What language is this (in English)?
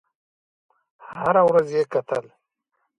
Pashto